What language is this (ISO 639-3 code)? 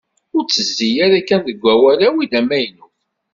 kab